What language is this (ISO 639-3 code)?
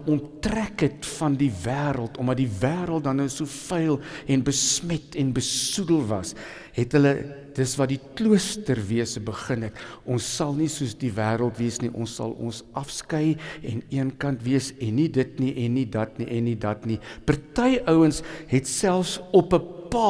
nld